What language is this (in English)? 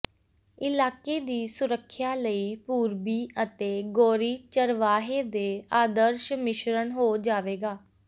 Punjabi